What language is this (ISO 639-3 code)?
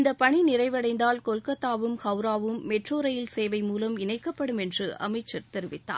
tam